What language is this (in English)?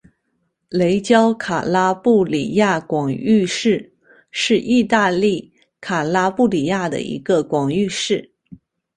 Chinese